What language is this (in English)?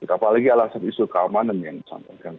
Indonesian